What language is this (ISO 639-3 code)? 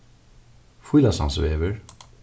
fao